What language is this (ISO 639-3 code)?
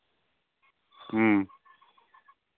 sat